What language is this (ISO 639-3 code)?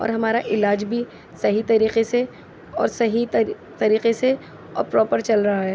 urd